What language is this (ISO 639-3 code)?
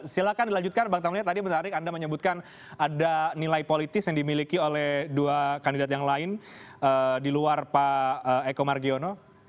ind